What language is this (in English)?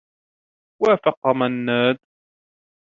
Arabic